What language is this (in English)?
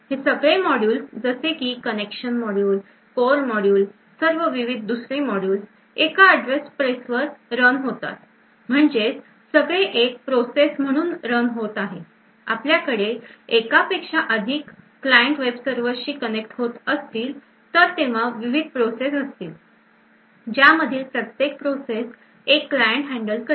Marathi